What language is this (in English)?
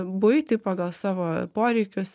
Lithuanian